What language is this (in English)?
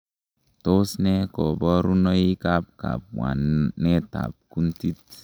Kalenjin